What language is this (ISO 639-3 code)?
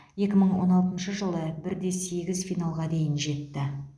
kaz